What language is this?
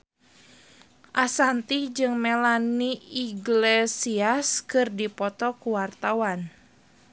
Sundanese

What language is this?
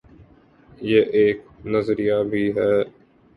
Urdu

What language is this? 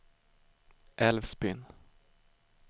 Swedish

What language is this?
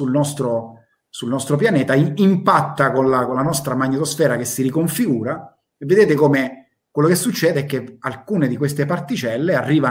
Italian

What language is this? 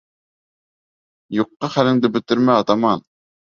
Bashkir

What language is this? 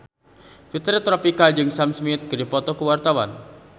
Sundanese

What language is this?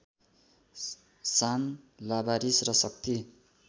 Nepali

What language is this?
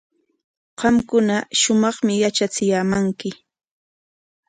Corongo Ancash Quechua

